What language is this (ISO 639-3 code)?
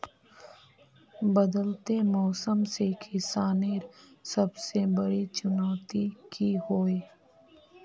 mag